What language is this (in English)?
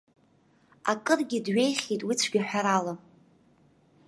Abkhazian